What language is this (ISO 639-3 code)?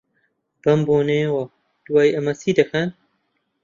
ckb